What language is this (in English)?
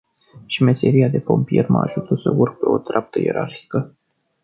Romanian